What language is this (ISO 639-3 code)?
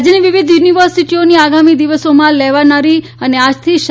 guj